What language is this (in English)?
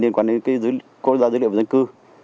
Vietnamese